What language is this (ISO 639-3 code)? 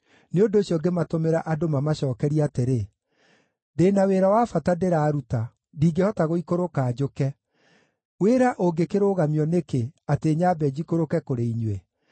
kik